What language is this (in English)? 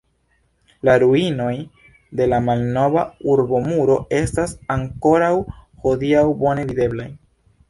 Esperanto